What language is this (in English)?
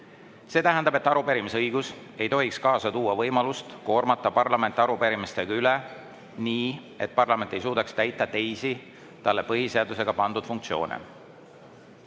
Estonian